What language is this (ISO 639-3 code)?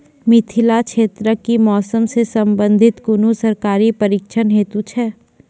mai